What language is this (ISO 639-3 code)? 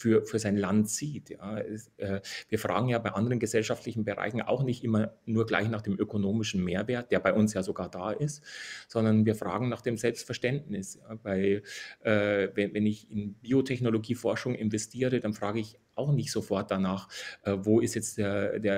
deu